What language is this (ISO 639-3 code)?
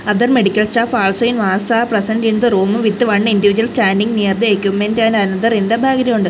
eng